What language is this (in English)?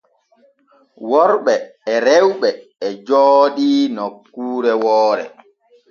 Borgu Fulfulde